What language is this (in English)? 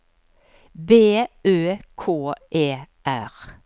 Norwegian